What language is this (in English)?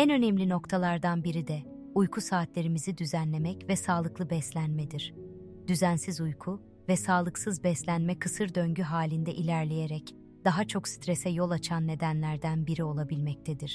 Turkish